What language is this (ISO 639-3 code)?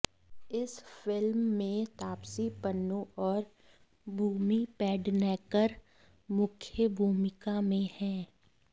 hin